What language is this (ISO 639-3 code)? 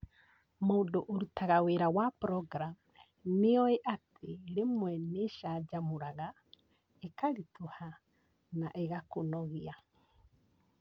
kik